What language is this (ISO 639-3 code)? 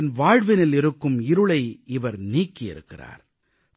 tam